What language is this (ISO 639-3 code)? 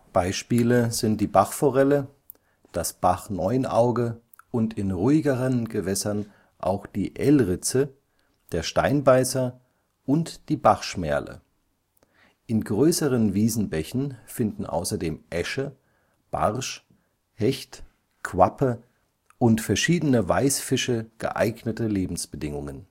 deu